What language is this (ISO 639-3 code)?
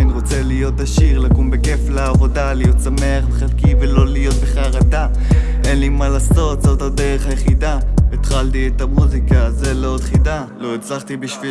heb